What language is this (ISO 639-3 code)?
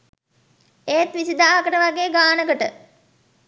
sin